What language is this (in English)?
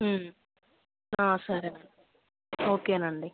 Telugu